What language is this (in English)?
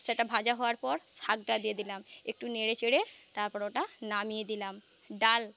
Bangla